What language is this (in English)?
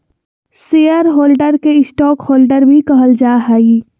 Magahi